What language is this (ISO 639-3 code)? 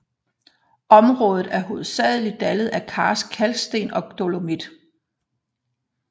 dan